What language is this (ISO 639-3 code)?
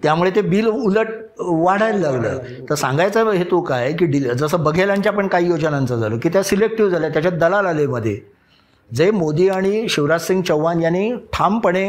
mar